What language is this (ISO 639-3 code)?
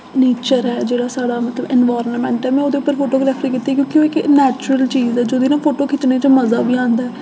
doi